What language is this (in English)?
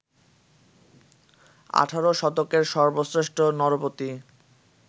Bangla